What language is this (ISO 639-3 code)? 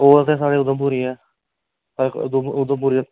doi